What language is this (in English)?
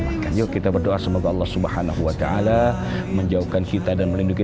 Indonesian